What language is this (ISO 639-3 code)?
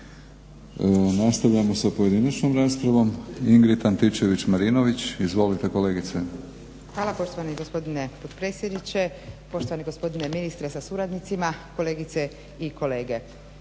hrv